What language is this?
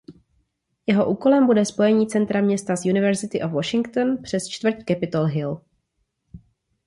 Czech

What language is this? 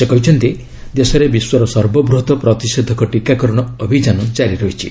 Odia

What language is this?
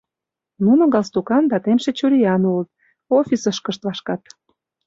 Mari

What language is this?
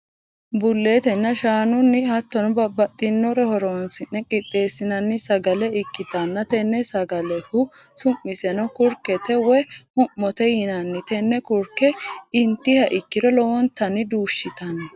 Sidamo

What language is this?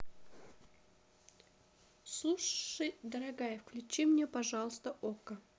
Russian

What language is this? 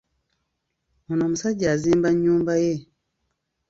Ganda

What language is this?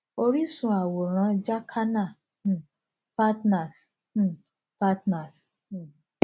Yoruba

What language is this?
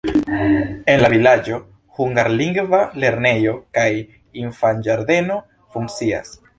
Esperanto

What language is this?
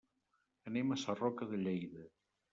Catalan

